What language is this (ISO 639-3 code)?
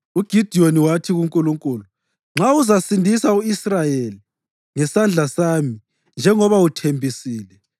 nde